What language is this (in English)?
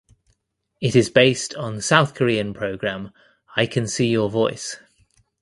English